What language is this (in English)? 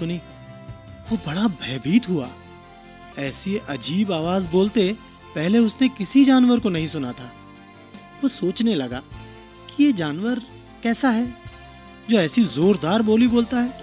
Hindi